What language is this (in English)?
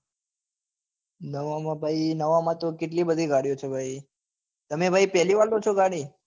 Gujarati